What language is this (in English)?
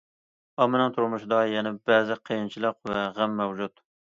Uyghur